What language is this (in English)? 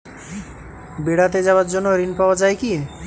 Bangla